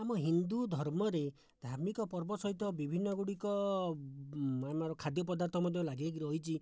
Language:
Odia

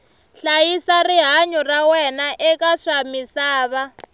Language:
Tsonga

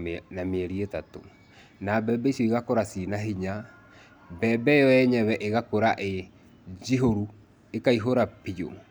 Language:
Kikuyu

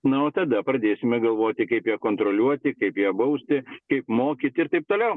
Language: Lithuanian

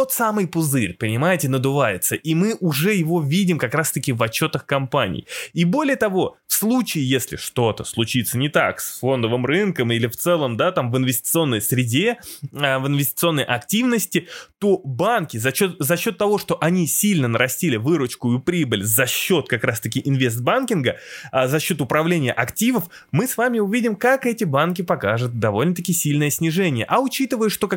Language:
Russian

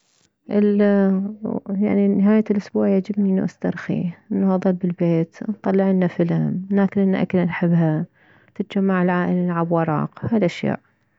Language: Mesopotamian Arabic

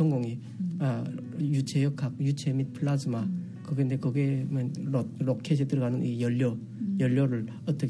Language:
Korean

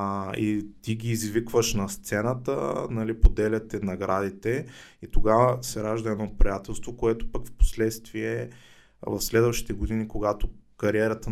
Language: Bulgarian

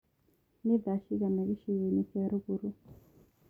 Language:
Kikuyu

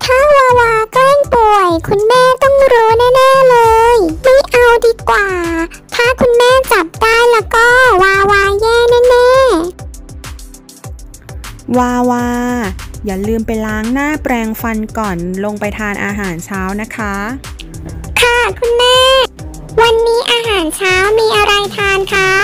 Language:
Thai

